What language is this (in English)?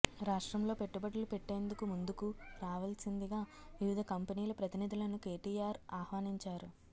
Telugu